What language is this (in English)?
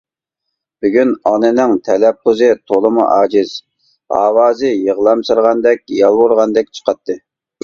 Uyghur